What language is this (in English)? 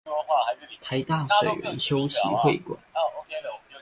Chinese